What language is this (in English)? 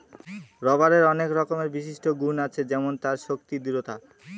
Bangla